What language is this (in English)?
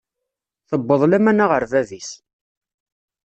Kabyle